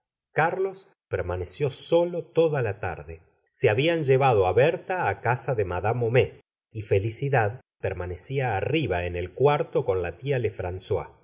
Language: Spanish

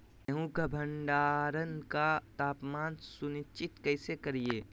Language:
Magahi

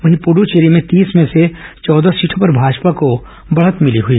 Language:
Hindi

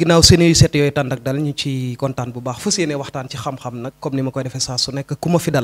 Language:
French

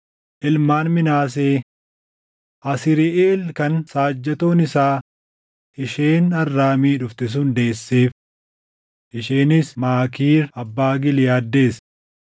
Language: Oromo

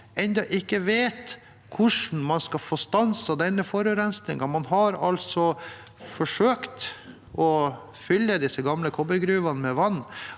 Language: Norwegian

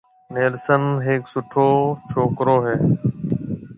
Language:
Marwari (Pakistan)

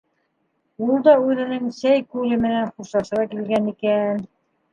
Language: Bashkir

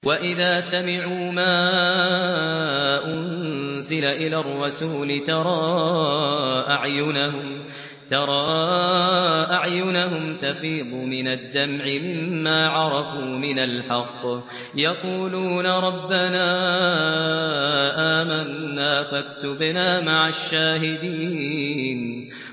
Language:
Arabic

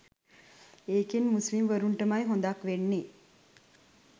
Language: Sinhala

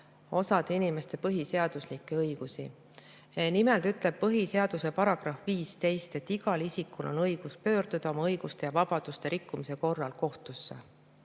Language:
Estonian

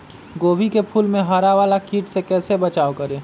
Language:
Magahi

